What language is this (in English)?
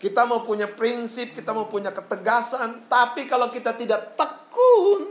Indonesian